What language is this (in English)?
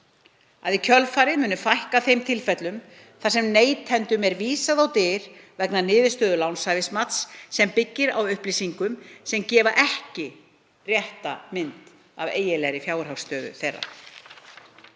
Icelandic